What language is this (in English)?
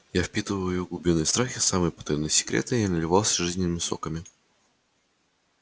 Russian